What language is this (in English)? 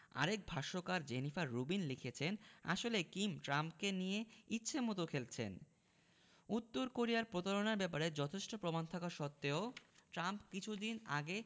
Bangla